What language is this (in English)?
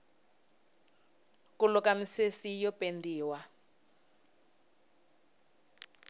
Tsonga